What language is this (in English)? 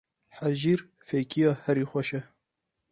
Kurdish